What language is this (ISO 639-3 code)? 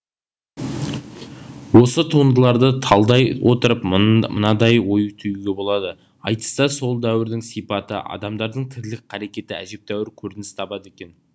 kaz